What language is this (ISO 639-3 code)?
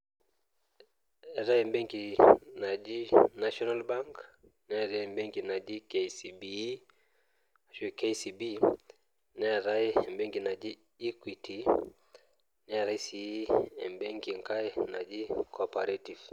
mas